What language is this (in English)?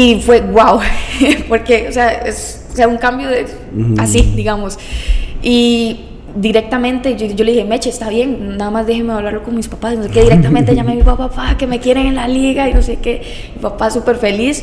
Spanish